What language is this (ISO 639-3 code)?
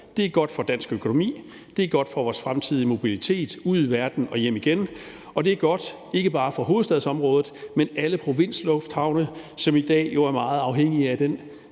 dan